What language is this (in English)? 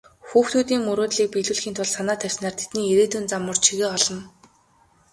Mongolian